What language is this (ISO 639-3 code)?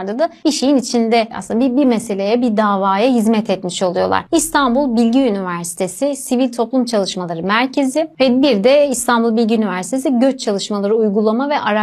tur